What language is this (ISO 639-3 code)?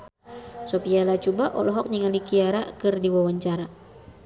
sun